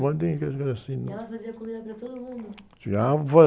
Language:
Portuguese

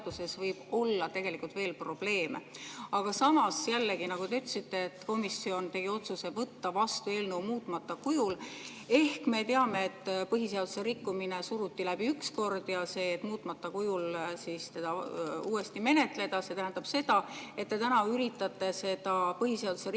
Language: Estonian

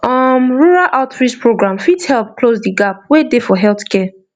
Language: Nigerian Pidgin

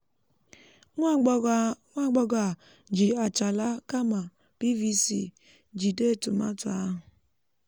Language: Igbo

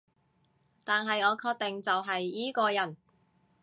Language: Cantonese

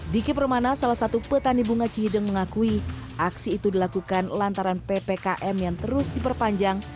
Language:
Indonesian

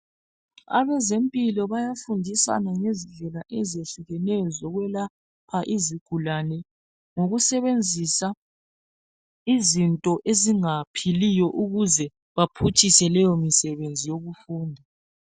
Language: North Ndebele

